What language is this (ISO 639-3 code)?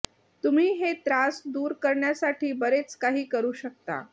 mar